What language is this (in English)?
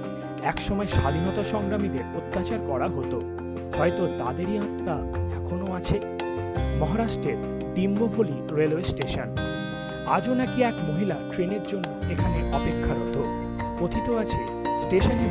Bangla